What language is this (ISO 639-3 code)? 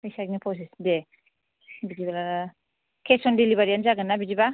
brx